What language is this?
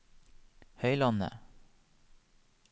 Norwegian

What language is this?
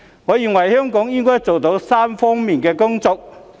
Cantonese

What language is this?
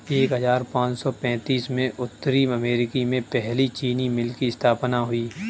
Hindi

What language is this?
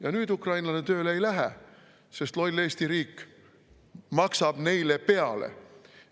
Estonian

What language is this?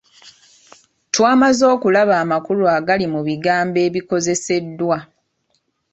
Ganda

